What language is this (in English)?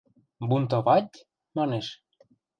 Western Mari